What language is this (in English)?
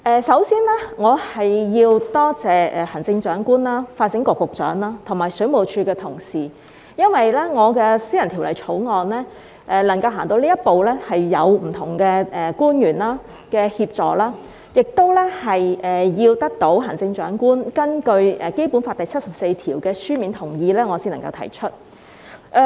Cantonese